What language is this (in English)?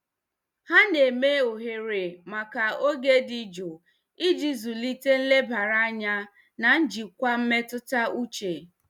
Igbo